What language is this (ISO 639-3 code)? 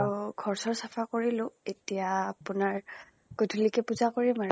asm